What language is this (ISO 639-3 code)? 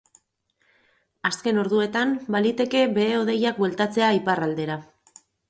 eus